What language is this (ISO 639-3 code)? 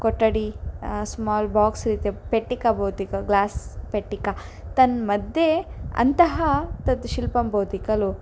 san